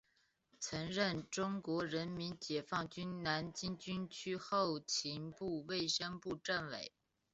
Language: Chinese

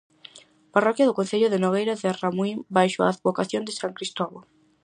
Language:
Galician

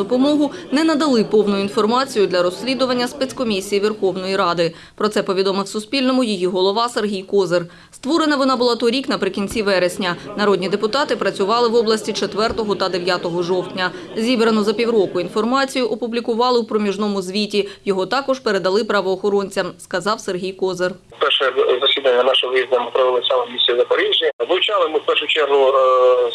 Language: Ukrainian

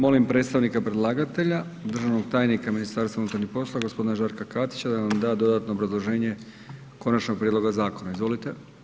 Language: Croatian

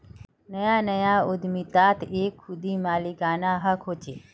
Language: Magahi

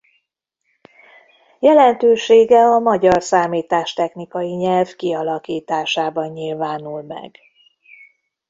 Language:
Hungarian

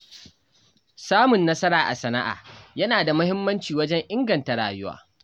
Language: Hausa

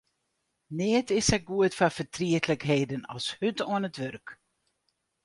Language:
Western Frisian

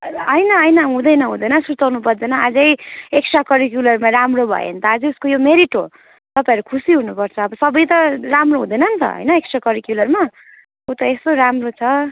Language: Nepali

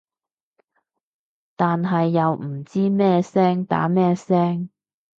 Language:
Cantonese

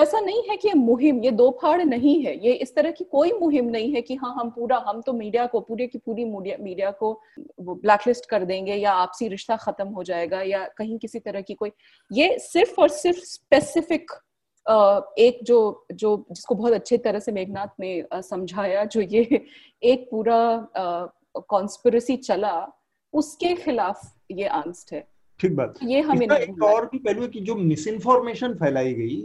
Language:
Hindi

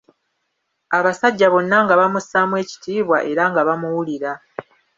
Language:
Ganda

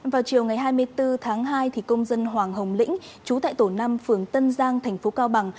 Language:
Vietnamese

